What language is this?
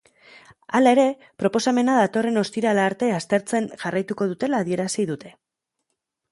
Basque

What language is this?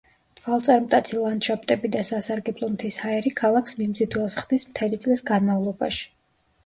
Georgian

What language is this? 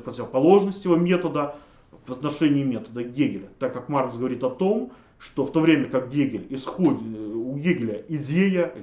Russian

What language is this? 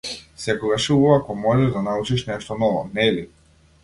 Macedonian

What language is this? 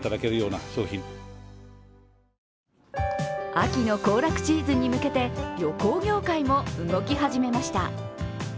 Japanese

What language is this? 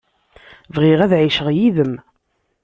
Kabyle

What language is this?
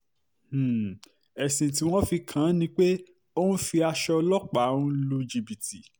Yoruba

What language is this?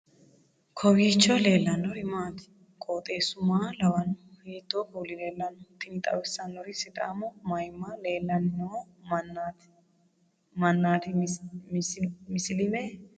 Sidamo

